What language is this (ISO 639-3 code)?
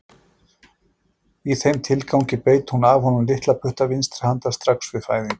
isl